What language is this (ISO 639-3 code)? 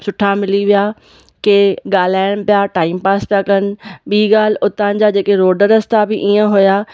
snd